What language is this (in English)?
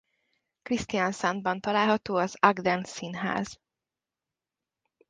Hungarian